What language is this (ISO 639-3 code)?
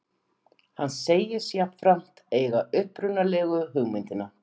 isl